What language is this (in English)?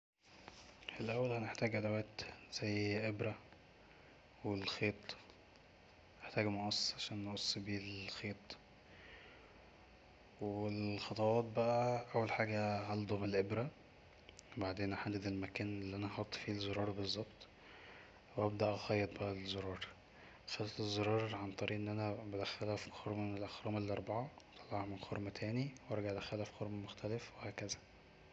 Egyptian Arabic